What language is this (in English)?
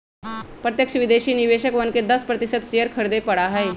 Magahi